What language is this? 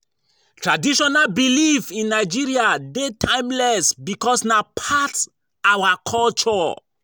Nigerian Pidgin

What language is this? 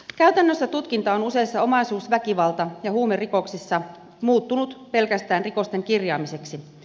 Finnish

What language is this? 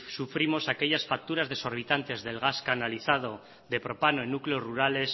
Spanish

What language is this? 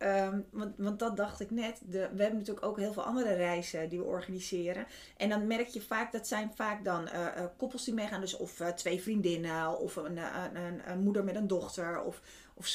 Dutch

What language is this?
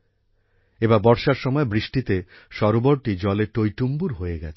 Bangla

